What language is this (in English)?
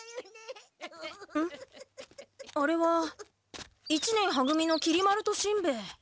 Japanese